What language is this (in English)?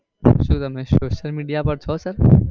Gujarati